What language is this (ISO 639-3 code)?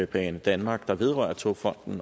dan